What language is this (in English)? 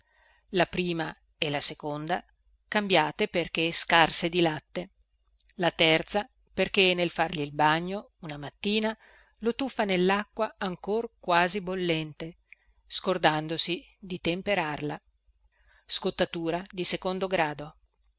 Italian